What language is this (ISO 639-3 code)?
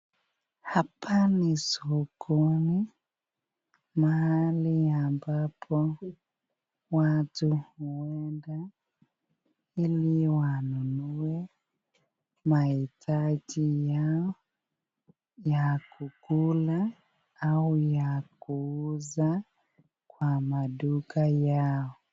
swa